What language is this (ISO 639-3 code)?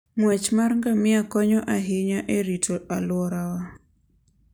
luo